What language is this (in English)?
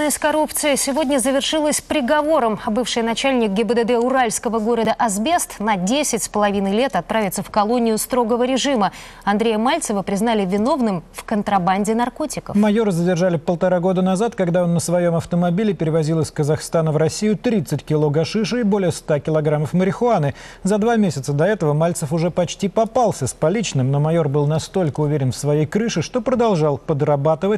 Russian